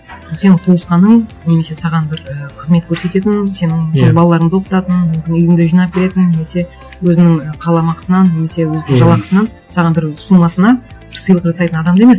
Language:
Kazakh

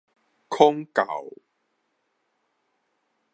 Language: Min Nan Chinese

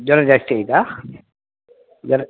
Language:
Kannada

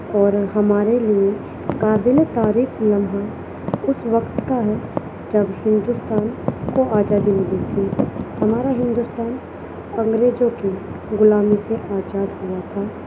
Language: Urdu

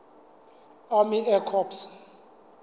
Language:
Southern Sotho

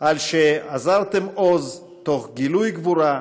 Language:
Hebrew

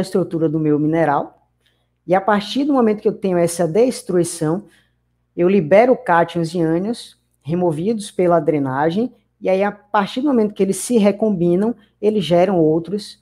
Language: Portuguese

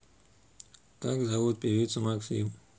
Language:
Russian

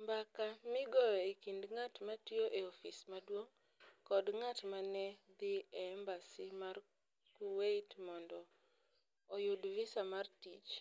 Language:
Luo (Kenya and Tanzania)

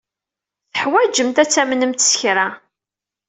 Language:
Kabyle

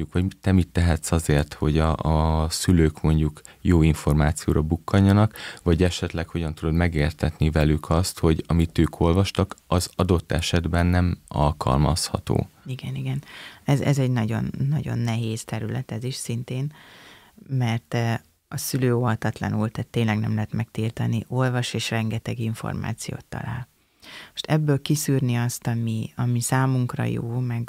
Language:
Hungarian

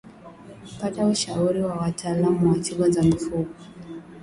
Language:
Swahili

